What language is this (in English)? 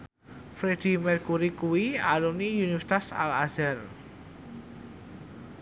Javanese